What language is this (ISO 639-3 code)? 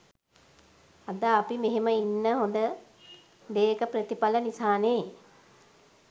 sin